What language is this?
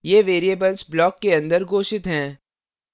Hindi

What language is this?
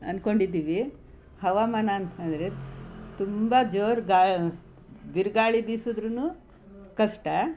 Kannada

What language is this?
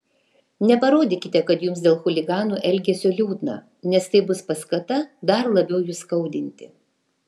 Lithuanian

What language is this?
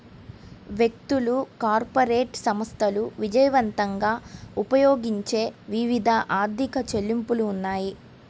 Telugu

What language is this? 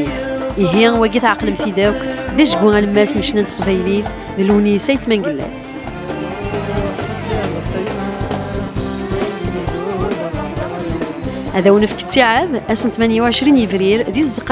Arabic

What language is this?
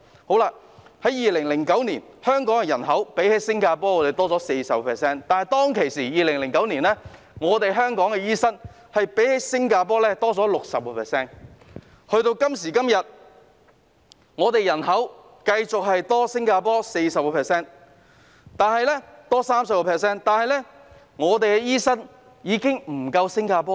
Cantonese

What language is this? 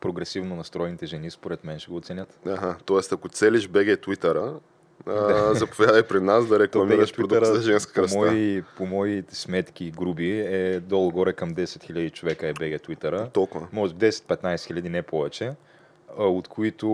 Bulgarian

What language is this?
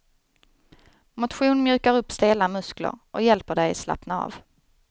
Swedish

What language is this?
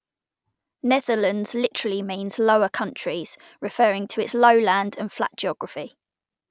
English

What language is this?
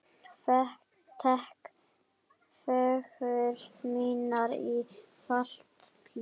Icelandic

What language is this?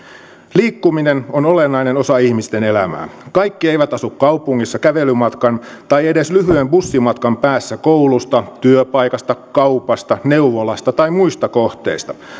Finnish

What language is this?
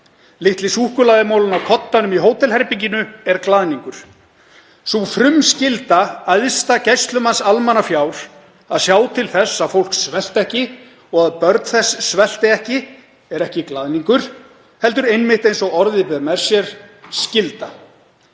Icelandic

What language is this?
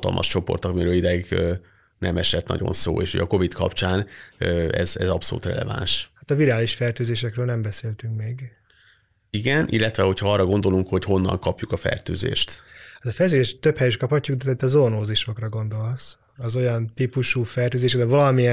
Hungarian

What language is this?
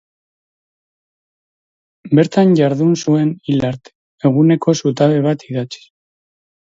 Basque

